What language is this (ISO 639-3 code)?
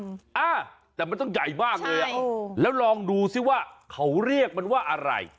tha